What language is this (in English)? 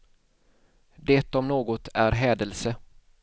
Swedish